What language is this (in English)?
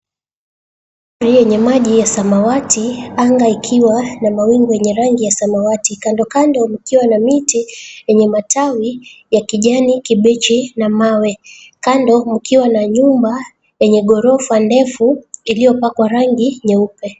Swahili